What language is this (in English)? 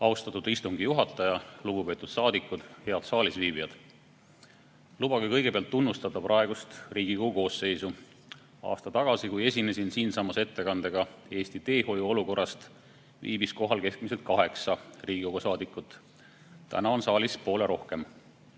Estonian